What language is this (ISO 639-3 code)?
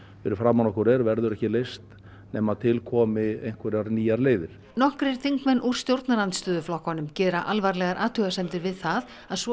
isl